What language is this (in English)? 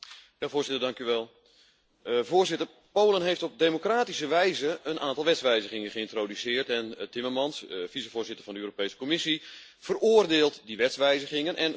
Dutch